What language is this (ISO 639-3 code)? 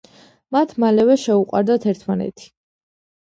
kat